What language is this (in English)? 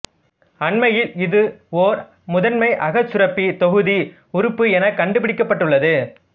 Tamil